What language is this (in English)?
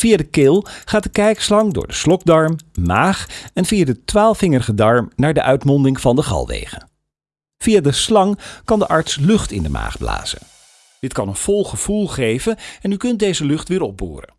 Dutch